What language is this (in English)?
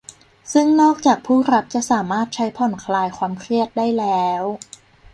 Thai